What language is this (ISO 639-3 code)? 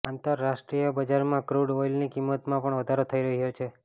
guj